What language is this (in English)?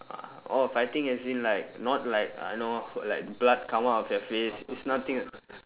English